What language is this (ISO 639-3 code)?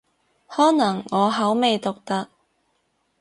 yue